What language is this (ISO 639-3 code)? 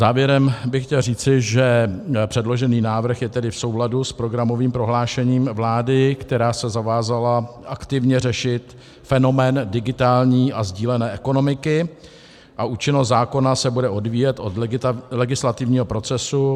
ces